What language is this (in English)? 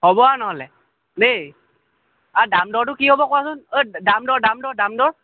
Assamese